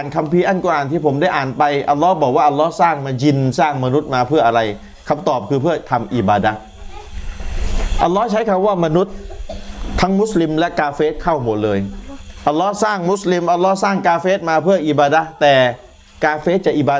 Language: Thai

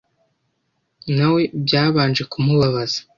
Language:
Kinyarwanda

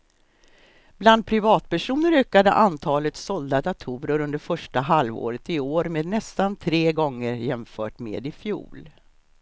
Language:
Swedish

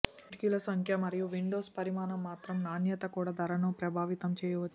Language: Telugu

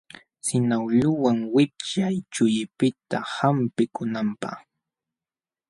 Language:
Jauja Wanca Quechua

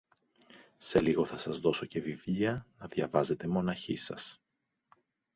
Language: Greek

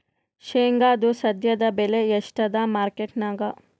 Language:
Kannada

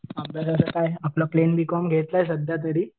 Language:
Marathi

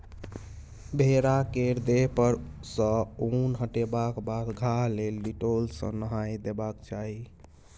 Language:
Maithili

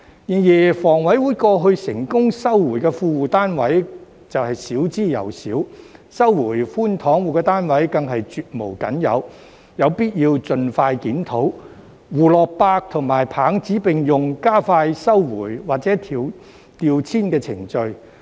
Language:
Cantonese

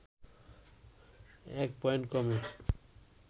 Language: Bangla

